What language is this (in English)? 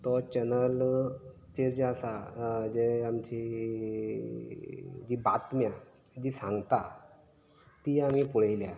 Konkani